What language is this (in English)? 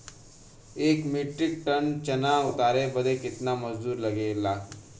Bhojpuri